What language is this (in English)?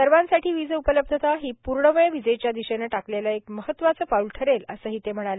Marathi